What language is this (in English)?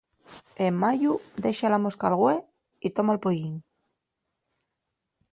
Asturian